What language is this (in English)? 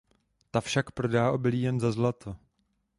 Czech